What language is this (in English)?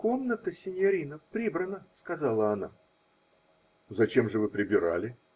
Russian